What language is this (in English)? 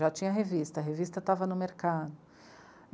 Portuguese